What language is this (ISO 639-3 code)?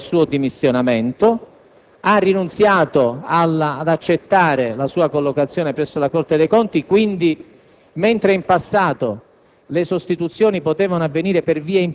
ita